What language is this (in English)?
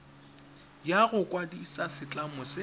Tswana